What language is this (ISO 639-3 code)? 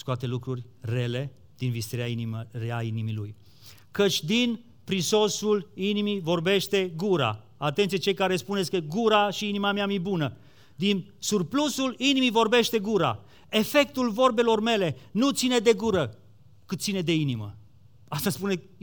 ron